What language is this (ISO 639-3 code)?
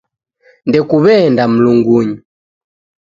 dav